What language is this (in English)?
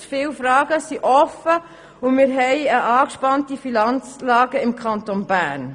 Swiss German